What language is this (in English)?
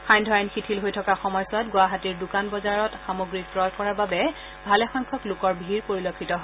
Assamese